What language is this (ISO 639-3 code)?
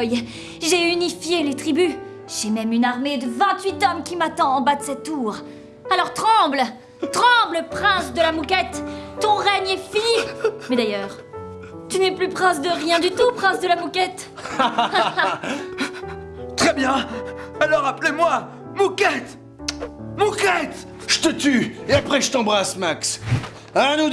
fra